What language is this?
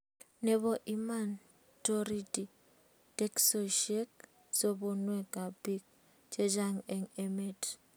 Kalenjin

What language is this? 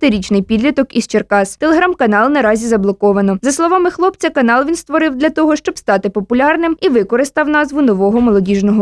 Ukrainian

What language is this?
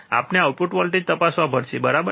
Gujarati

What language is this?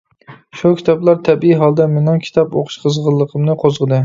Uyghur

